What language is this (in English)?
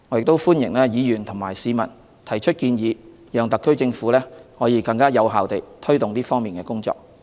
Cantonese